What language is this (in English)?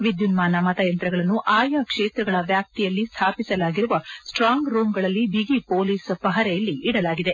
Kannada